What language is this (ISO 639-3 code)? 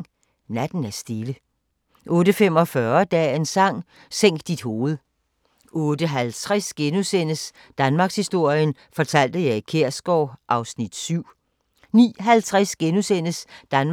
dan